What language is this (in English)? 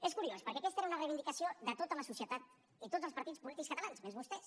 Catalan